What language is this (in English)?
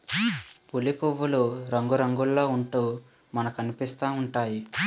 Telugu